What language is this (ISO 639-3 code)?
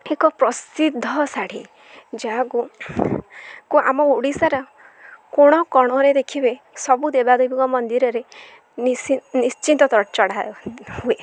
ori